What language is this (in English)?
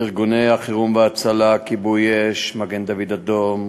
Hebrew